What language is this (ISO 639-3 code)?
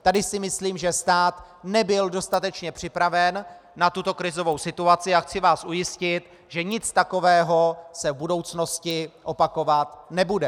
ces